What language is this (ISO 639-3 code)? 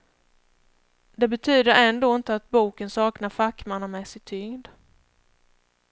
swe